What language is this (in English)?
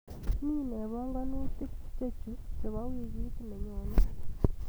Kalenjin